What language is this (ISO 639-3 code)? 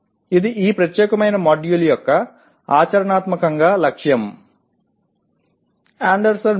tel